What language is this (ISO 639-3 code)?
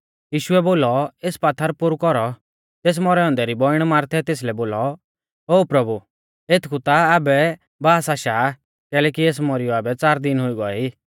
bfz